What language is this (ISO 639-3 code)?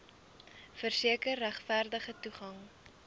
afr